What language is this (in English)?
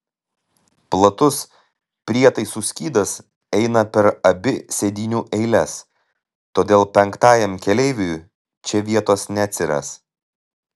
Lithuanian